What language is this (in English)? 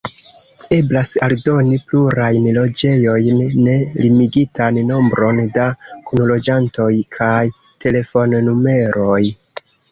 Esperanto